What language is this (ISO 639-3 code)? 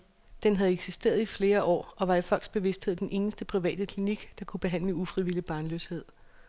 dan